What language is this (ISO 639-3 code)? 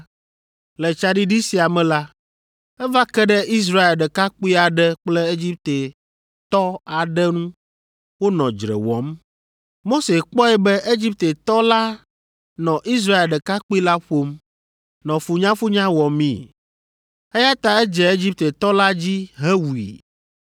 ewe